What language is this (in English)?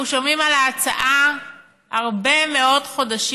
Hebrew